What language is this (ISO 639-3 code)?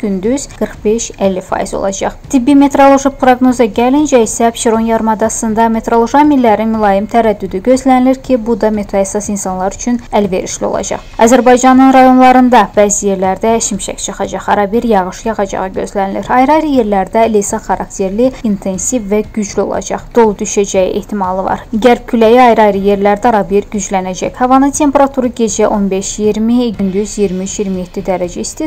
tur